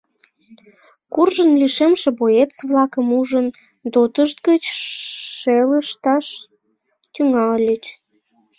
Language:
Mari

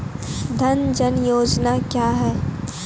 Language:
Maithili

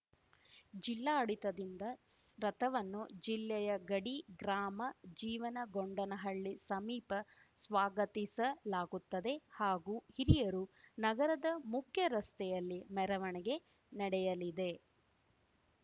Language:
Kannada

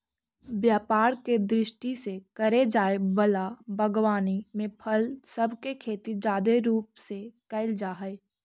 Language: Magahi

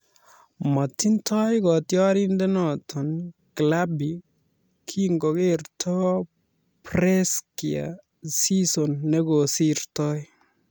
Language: Kalenjin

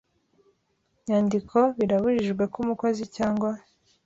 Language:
Kinyarwanda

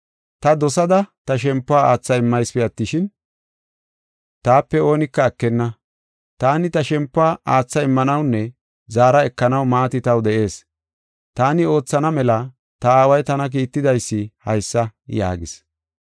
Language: Gofa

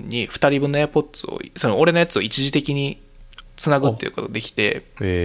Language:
Japanese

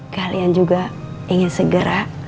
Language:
Indonesian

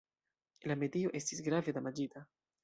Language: Esperanto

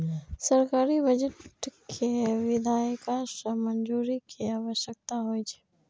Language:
Maithili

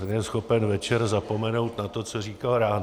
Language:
Czech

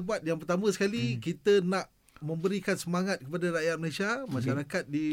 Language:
Malay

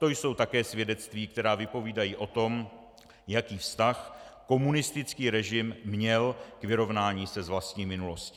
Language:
Czech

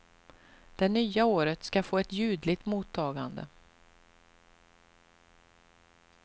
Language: Swedish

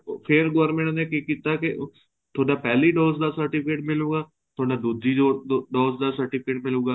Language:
Punjabi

